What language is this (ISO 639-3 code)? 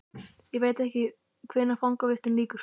isl